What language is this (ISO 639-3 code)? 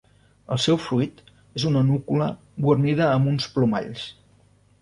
cat